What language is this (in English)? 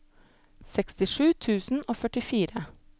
Norwegian